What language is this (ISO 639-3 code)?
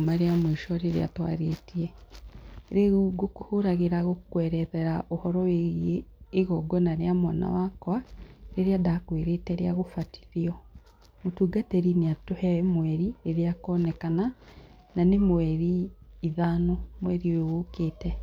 kik